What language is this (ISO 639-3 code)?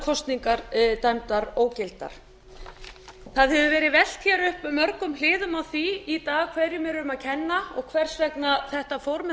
isl